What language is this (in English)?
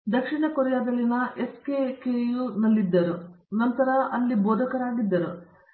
Kannada